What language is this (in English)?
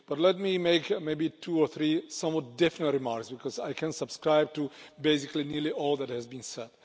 English